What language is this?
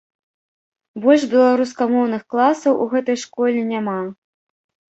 Belarusian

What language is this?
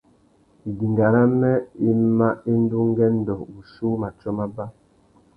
Tuki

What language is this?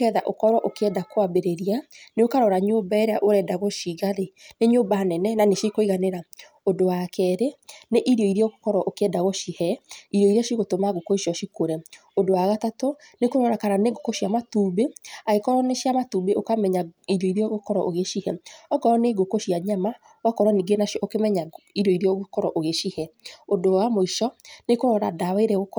Kikuyu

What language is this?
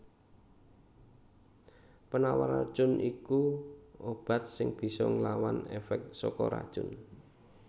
Javanese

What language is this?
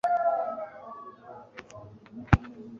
Kinyarwanda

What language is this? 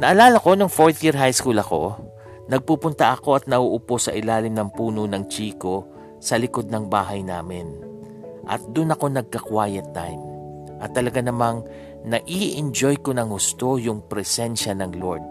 Filipino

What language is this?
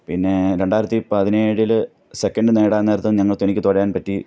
Malayalam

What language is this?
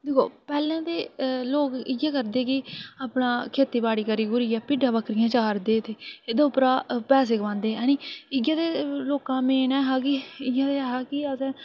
Dogri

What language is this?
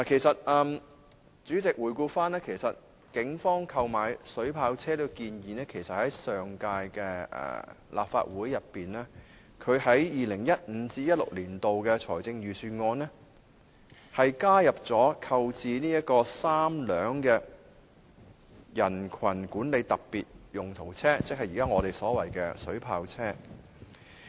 Cantonese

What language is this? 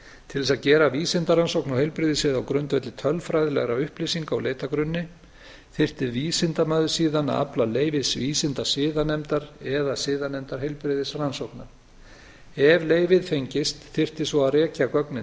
Icelandic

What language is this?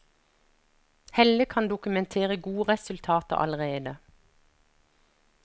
Norwegian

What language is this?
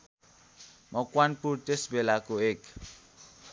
Nepali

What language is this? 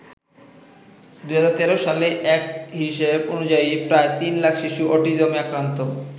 Bangla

